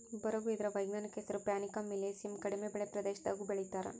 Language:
Kannada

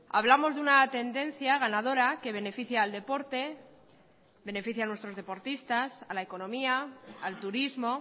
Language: Spanish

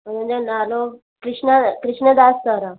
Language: Sindhi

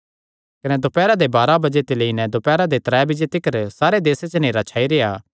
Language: Kangri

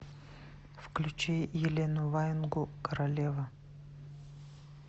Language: Russian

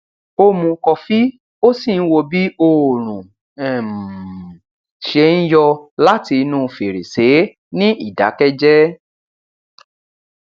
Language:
Yoruba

